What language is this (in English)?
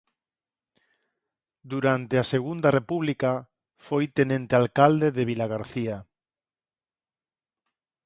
Galician